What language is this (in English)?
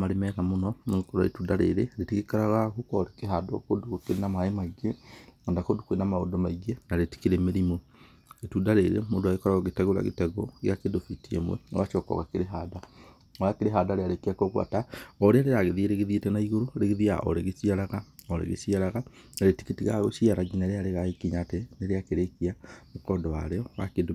Kikuyu